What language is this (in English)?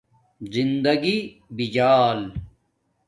Domaaki